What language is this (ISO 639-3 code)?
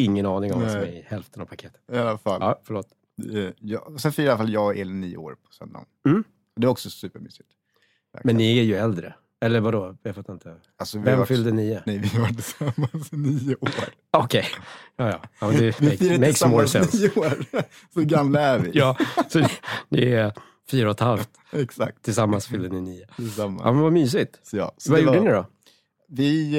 swe